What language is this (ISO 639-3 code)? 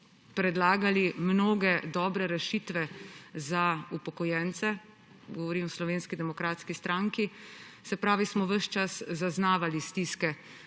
slv